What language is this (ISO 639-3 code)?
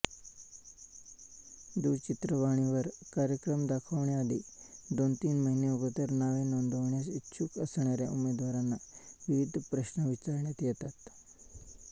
mar